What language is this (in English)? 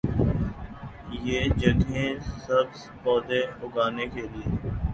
Urdu